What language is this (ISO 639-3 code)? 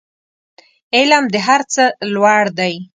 pus